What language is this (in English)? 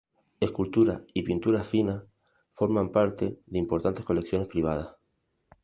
Spanish